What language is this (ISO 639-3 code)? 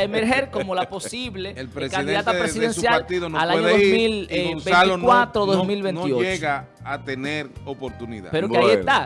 spa